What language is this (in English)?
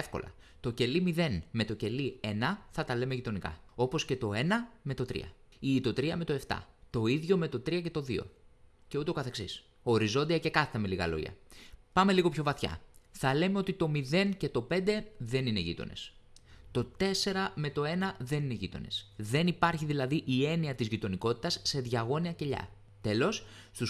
Greek